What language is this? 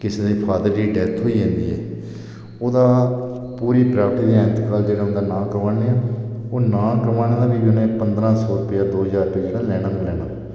Dogri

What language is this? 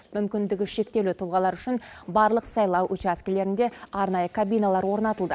Kazakh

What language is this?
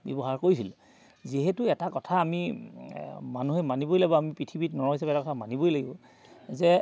Assamese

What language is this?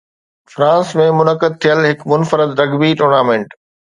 Sindhi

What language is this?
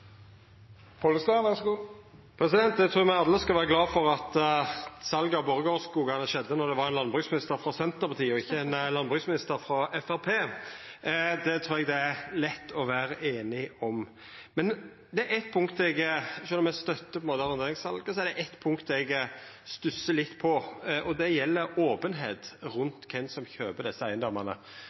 Norwegian Nynorsk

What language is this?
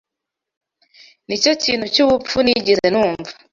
Kinyarwanda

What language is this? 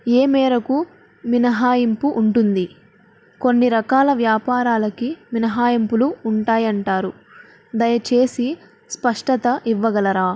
Telugu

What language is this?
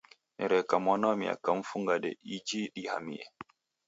Taita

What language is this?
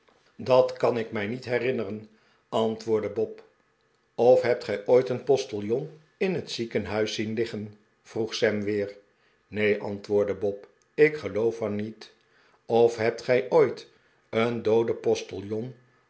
Dutch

